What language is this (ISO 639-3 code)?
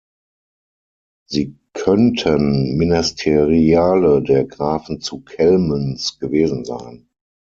deu